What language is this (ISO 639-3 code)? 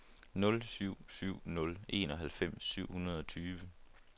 dan